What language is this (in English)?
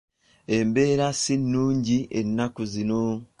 Ganda